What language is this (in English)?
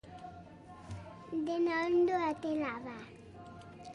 Basque